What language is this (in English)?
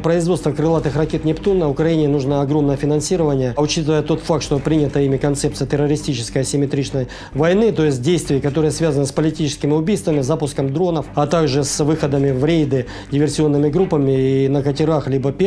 Russian